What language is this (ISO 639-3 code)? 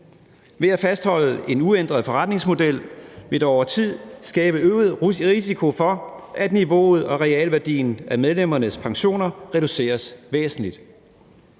dan